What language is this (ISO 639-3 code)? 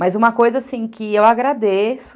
por